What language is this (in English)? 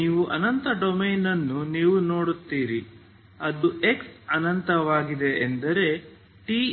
Kannada